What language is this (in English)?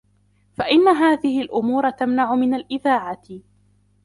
Arabic